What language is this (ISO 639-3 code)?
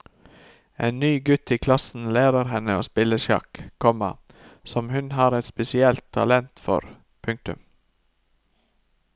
nor